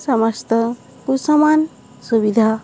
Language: Odia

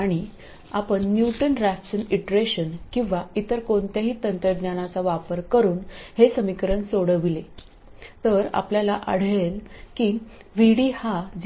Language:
Marathi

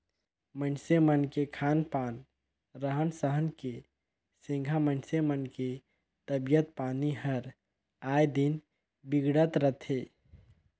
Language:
Chhattisgarhi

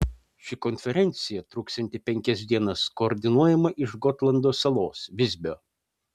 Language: Lithuanian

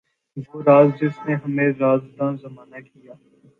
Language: Urdu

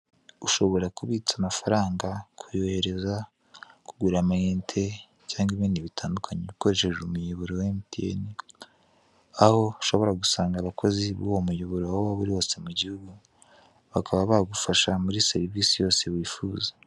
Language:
Kinyarwanda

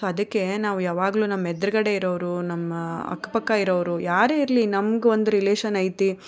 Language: Kannada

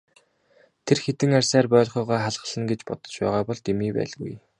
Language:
Mongolian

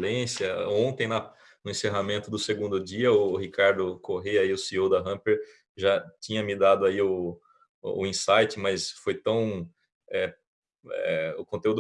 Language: Portuguese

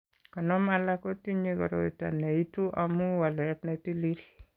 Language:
Kalenjin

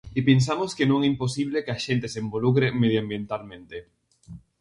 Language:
Galician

